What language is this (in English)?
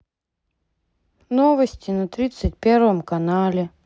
Russian